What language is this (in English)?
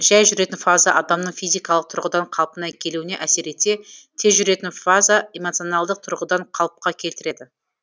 Kazakh